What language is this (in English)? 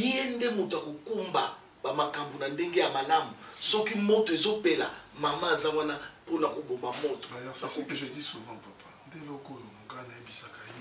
French